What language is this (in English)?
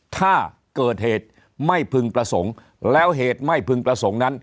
Thai